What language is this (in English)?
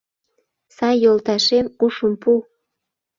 Mari